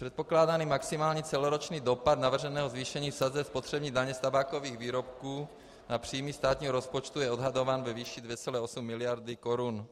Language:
Czech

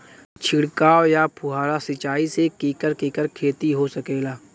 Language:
Bhojpuri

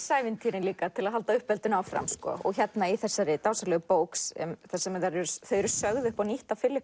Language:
Icelandic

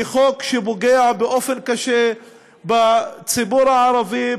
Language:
Hebrew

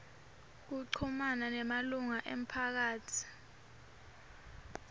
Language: Swati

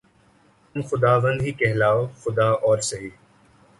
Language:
Urdu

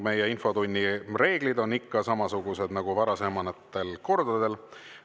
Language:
Estonian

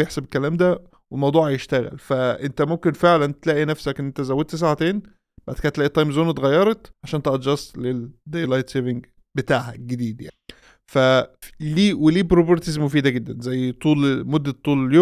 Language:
Arabic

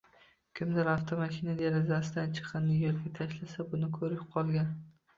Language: Uzbek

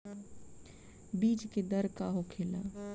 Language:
Bhojpuri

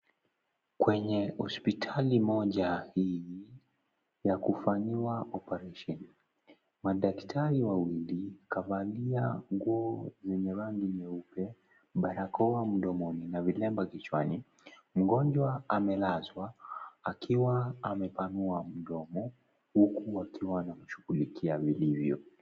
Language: Swahili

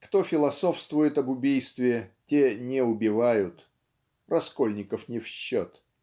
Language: Russian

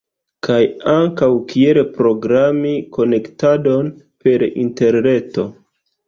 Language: Esperanto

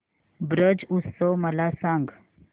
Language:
Marathi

